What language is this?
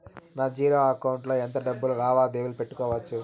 Telugu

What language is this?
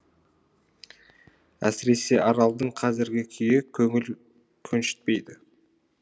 Kazakh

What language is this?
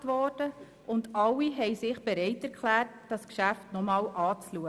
Swiss German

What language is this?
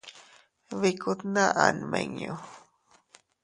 Teutila Cuicatec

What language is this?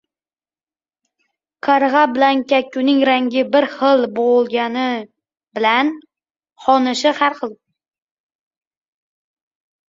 Uzbek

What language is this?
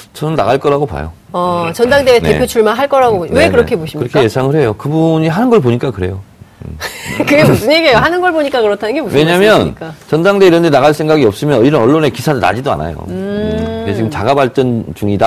Korean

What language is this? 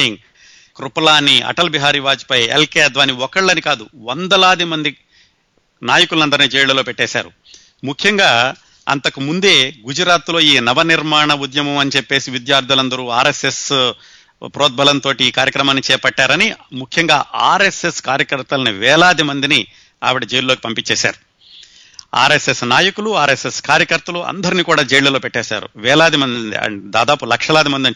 Telugu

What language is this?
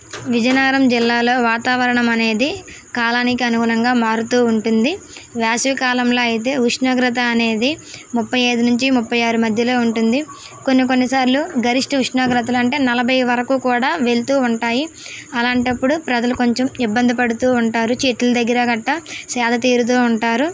Telugu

